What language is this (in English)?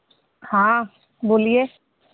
Hindi